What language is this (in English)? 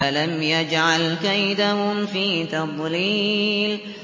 Arabic